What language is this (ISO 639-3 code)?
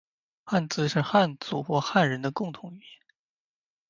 zho